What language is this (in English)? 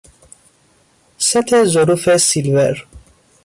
Persian